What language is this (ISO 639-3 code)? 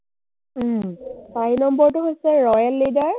asm